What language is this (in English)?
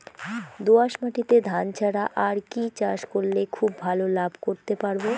Bangla